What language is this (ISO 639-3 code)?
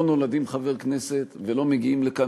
heb